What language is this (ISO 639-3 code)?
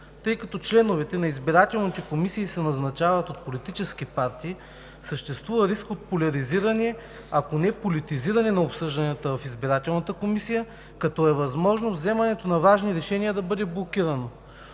bul